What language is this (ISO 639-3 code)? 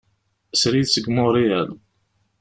kab